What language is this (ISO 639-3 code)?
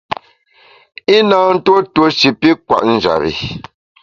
bax